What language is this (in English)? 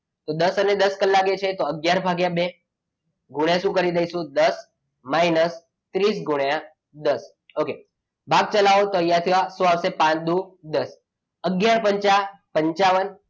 Gujarati